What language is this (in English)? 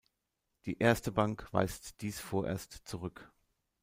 German